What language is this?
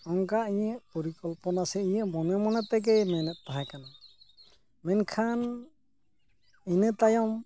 Santali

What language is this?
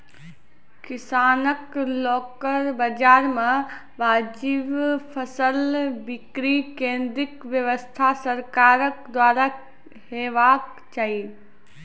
Maithili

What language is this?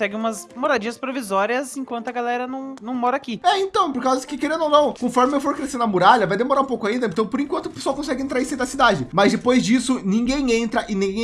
Portuguese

